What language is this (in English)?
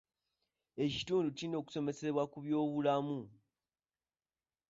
Ganda